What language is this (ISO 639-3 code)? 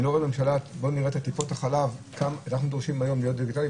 heb